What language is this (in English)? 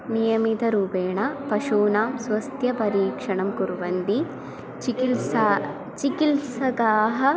Sanskrit